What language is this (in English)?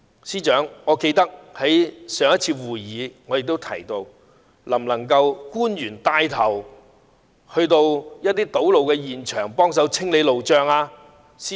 Cantonese